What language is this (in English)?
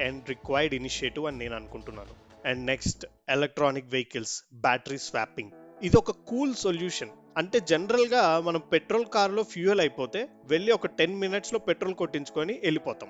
Telugu